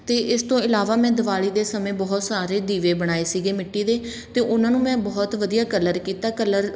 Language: Punjabi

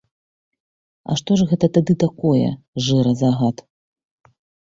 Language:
Belarusian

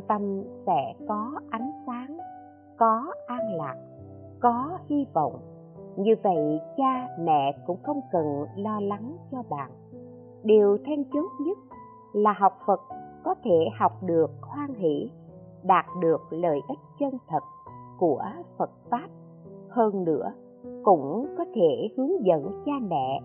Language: Vietnamese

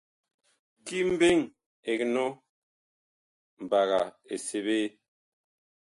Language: Bakoko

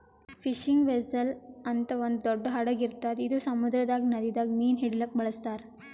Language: Kannada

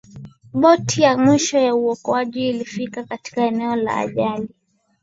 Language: Swahili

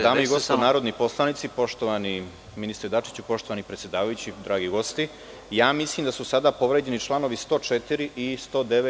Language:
Serbian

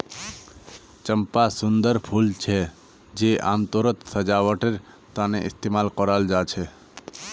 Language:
Magahi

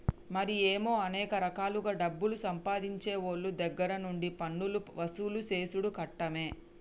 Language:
Telugu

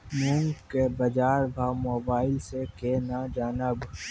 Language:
Maithili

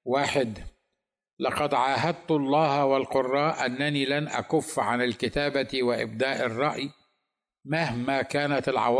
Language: Arabic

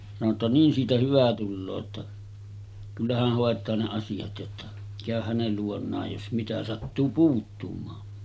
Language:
Finnish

